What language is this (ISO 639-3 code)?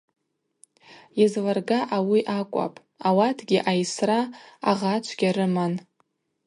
abq